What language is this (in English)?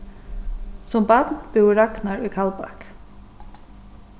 Faroese